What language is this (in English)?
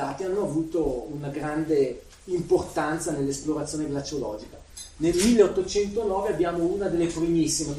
Italian